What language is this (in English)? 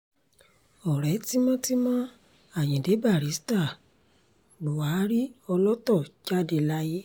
Yoruba